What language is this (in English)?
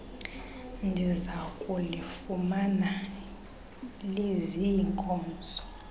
Xhosa